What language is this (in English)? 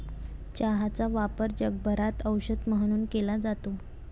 Marathi